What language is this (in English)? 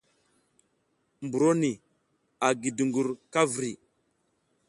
South Giziga